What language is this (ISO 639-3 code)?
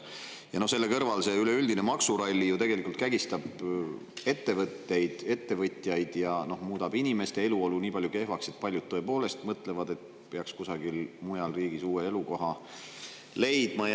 est